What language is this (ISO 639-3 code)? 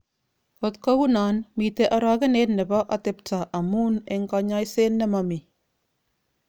kln